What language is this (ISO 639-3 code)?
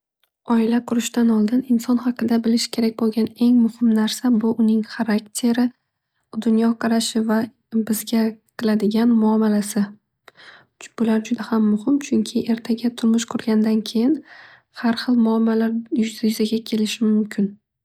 uzb